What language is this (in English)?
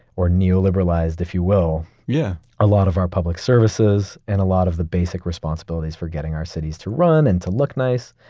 English